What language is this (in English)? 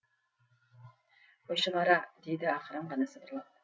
Kazakh